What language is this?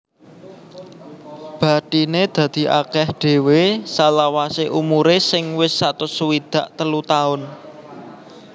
Javanese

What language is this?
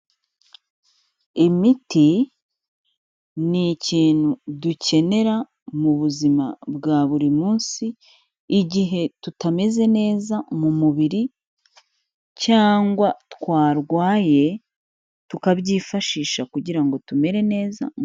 Kinyarwanda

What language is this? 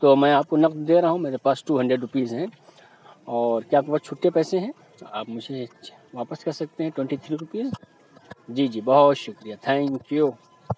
Urdu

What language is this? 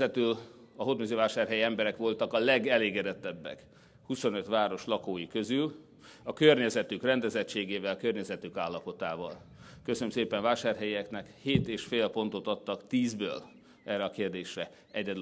Hungarian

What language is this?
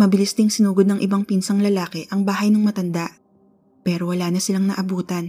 Filipino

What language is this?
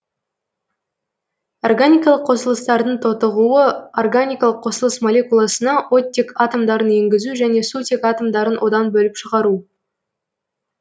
Kazakh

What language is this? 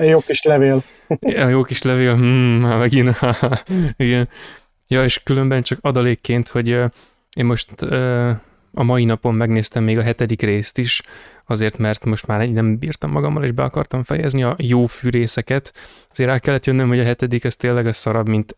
Hungarian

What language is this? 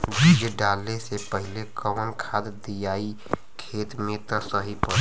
Bhojpuri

